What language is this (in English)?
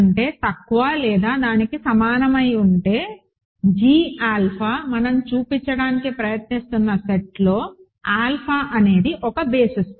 Telugu